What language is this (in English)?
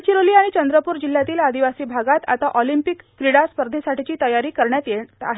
Marathi